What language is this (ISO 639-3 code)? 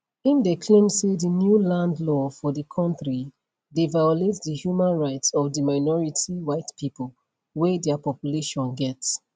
pcm